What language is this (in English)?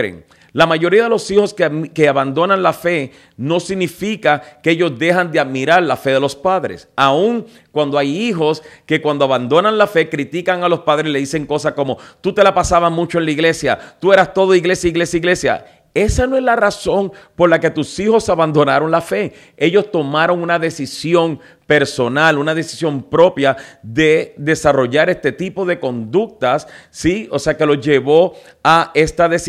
Spanish